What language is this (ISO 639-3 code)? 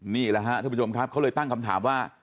tha